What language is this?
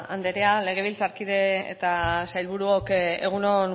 Basque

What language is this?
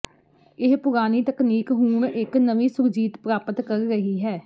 Punjabi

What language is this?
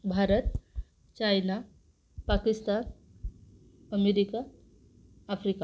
Marathi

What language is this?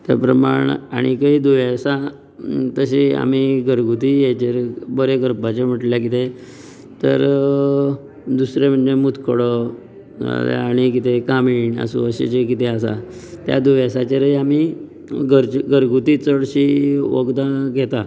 Konkani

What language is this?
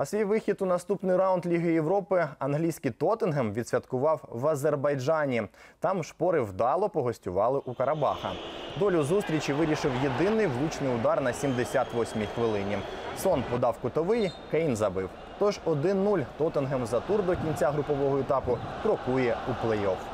Ukrainian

